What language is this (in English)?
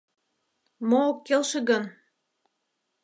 Mari